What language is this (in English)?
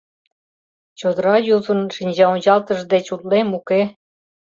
Mari